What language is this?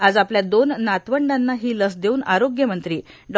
Marathi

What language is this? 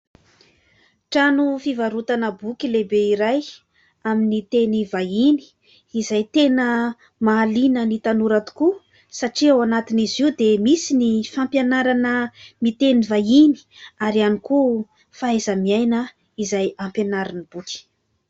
Malagasy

